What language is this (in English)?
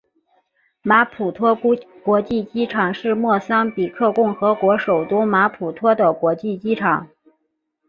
Chinese